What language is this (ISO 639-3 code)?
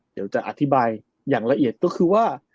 tha